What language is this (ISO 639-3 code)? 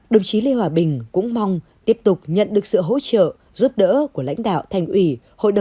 vie